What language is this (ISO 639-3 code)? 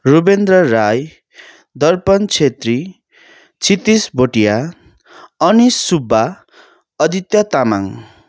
nep